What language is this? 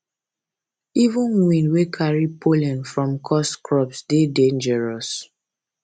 Nigerian Pidgin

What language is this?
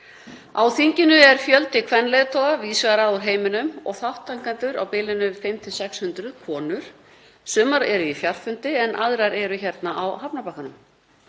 Icelandic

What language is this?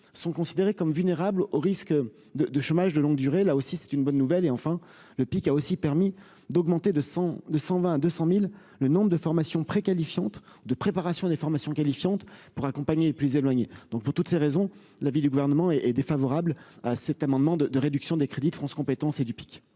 French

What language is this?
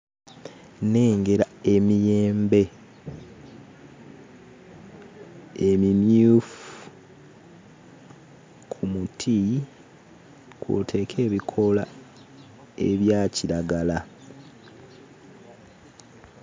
Ganda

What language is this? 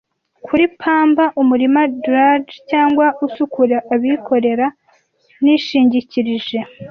Kinyarwanda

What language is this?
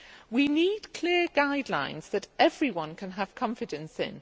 English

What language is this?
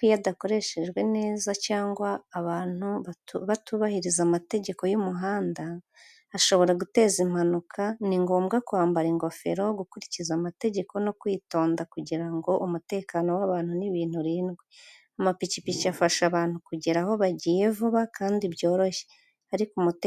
Kinyarwanda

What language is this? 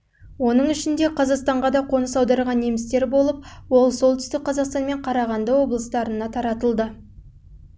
Kazakh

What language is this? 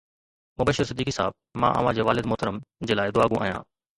Sindhi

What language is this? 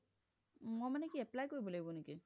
Assamese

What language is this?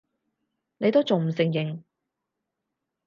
Cantonese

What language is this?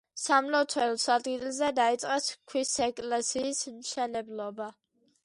Georgian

